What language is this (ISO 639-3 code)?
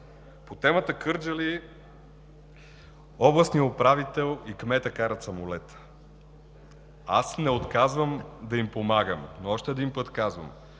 bul